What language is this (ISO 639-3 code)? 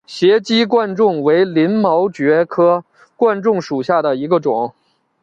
zho